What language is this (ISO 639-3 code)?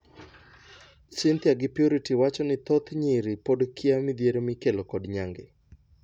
luo